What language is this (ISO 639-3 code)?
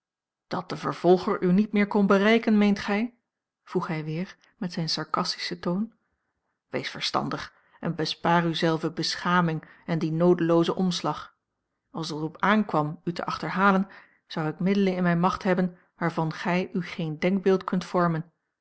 nld